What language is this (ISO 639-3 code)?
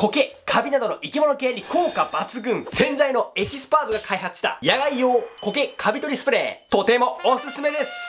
jpn